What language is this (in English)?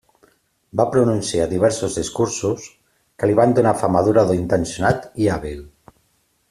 Catalan